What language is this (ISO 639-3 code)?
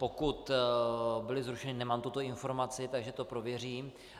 ces